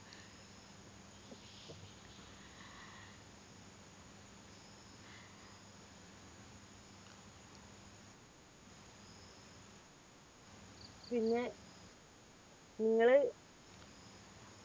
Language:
Malayalam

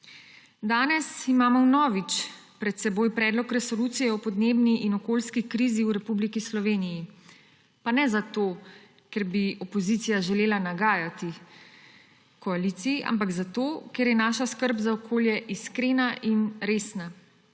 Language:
Slovenian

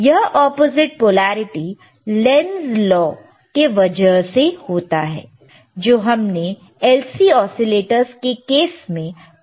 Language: Hindi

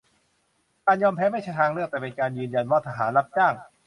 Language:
Thai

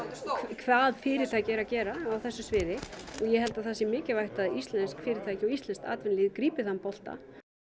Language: Icelandic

